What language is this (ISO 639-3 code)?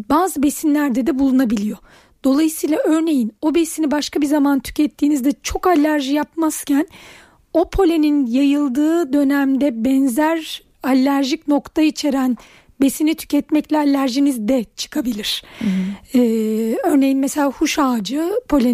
tur